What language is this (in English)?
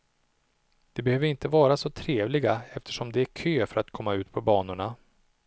Swedish